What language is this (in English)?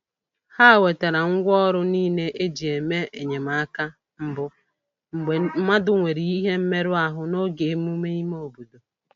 Igbo